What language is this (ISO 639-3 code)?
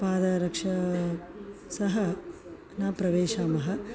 san